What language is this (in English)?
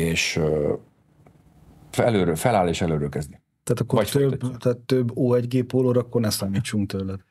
Hungarian